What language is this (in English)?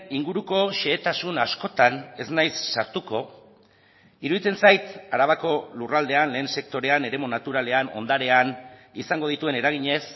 Basque